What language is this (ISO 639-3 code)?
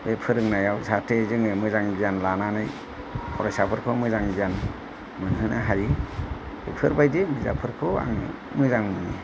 brx